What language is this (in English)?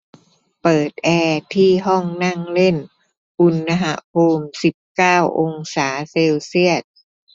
Thai